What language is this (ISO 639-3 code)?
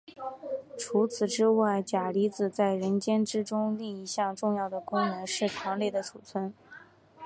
zho